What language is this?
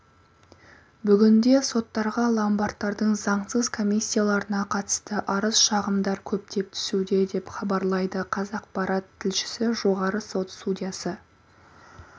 Kazakh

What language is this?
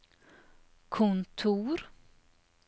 Norwegian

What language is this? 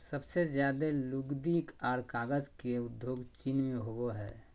Magahi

